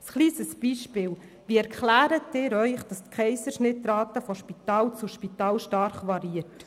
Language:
Swiss German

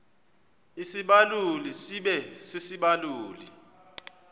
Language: Xhosa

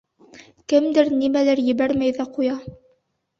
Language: Bashkir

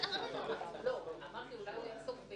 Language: Hebrew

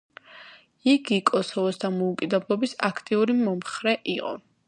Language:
Georgian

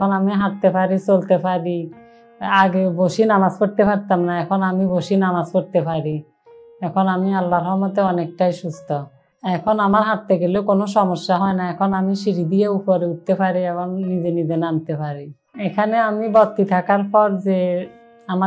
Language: Vietnamese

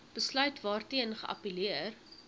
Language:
Afrikaans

